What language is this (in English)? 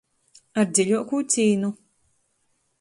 Latgalian